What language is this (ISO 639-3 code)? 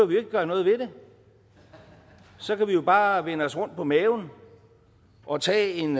dan